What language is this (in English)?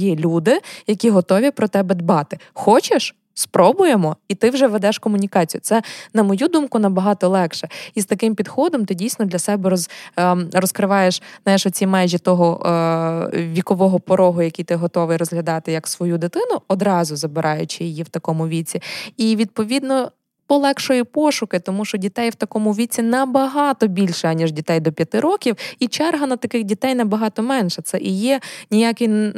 Ukrainian